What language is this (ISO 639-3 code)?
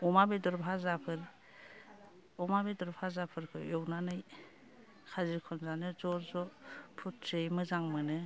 brx